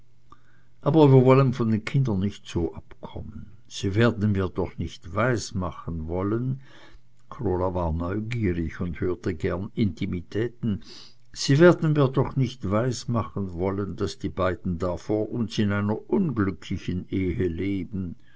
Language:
German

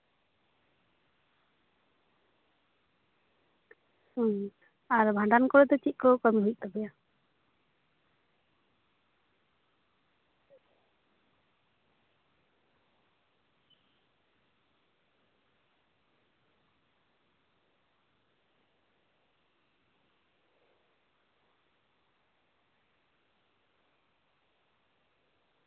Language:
Santali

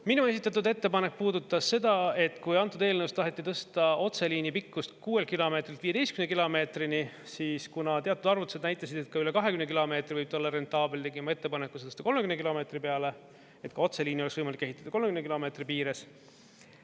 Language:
Estonian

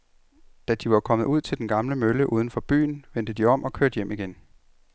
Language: Danish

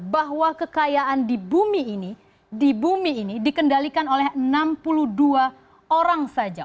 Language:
Indonesian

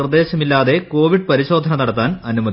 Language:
Malayalam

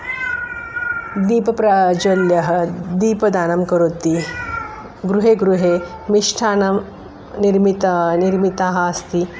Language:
Sanskrit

